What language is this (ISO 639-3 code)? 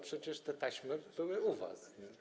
pol